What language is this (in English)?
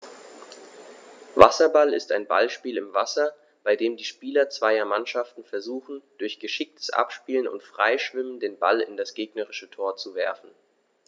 German